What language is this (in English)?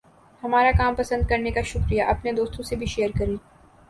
Urdu